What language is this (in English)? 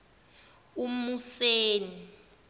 Zulu